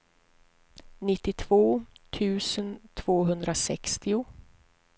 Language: Swedish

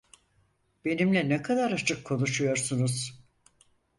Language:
Turkish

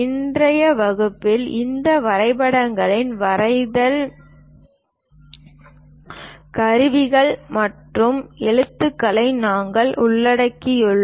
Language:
Tamil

